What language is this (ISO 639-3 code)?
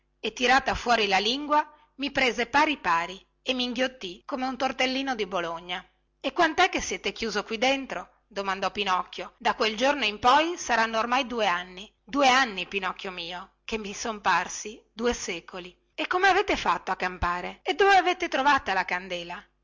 ita